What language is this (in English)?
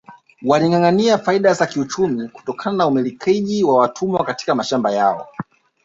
Swahili